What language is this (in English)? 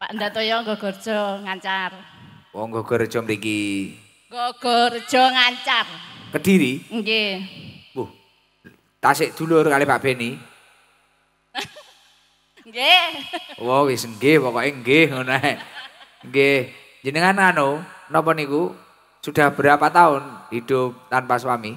Indonesian